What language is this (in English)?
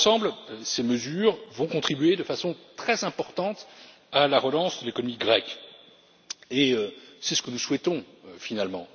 French